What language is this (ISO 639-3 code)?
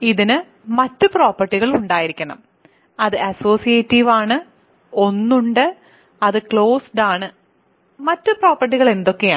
mal